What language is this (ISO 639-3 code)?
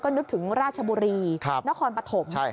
tha